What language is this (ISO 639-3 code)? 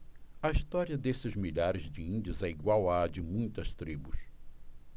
por